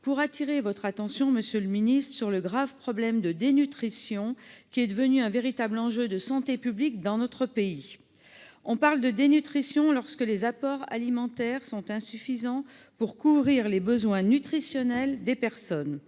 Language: French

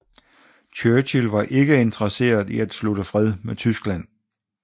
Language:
Danish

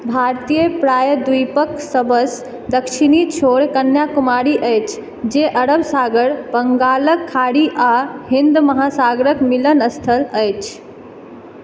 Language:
Maithili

